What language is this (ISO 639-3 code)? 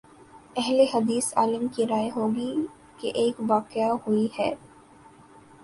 urd